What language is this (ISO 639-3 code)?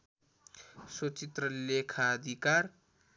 nep